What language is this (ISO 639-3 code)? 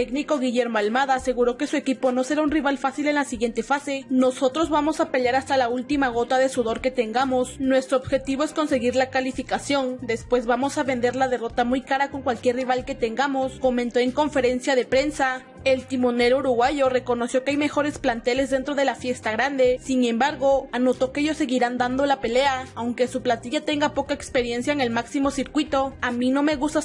spa